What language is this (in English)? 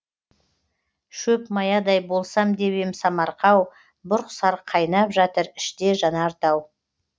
Kazakh